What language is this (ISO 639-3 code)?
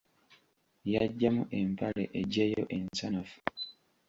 lug